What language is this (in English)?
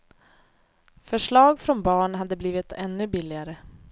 Swedish